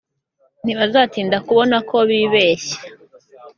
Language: Kinyarwanda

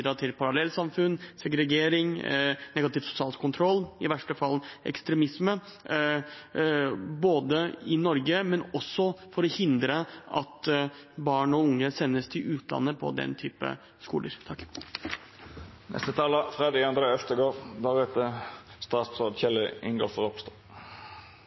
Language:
Norwegian Bokmål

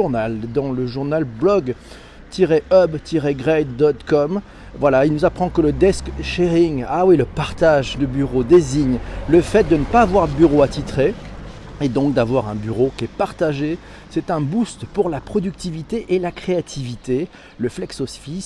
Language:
French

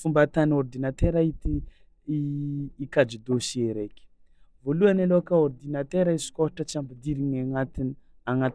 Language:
Tsimihety Malagasy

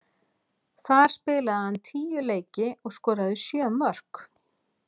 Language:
Icelandic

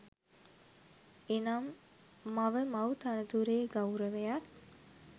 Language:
Sinhala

